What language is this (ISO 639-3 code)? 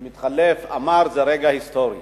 heb